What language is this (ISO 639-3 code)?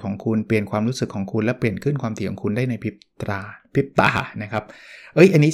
tha